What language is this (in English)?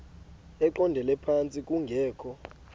Xhosa